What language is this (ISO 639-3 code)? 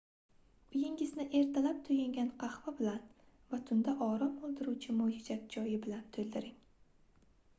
uzb